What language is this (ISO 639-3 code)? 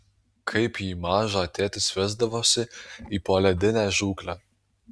lit